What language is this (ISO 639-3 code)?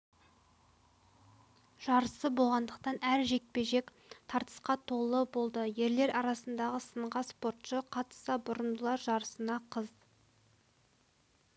kaz